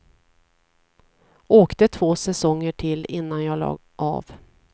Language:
Swedish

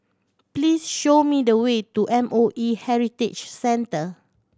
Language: English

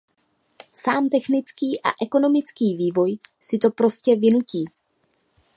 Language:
Czech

